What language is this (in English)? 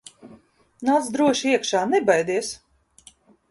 Latvian